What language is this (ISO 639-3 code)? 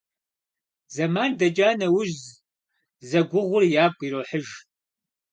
kbd